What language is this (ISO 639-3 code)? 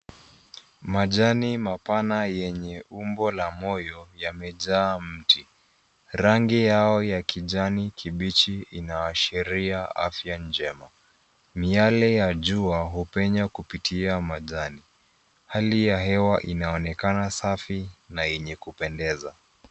swa